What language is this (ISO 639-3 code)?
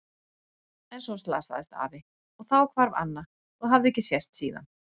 isl